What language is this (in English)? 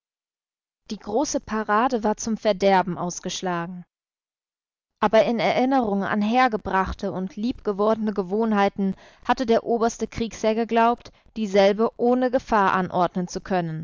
German